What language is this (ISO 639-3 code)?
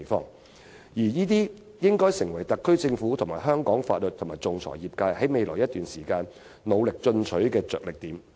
yue